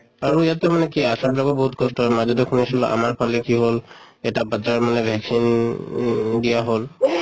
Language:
Assamese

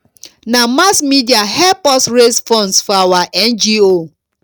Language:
Nigerian Pidgin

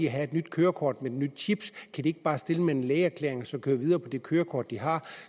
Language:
Danish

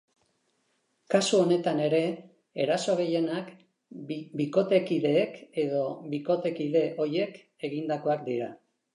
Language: Basque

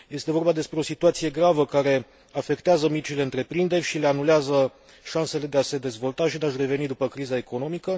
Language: Romanian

